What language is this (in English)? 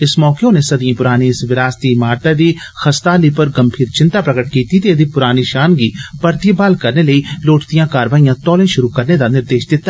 Dogri